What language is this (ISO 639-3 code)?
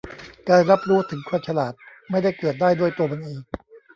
tha